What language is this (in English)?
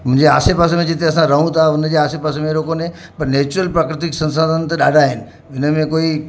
Sindhi